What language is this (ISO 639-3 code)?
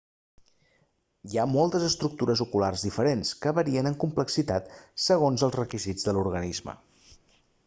cat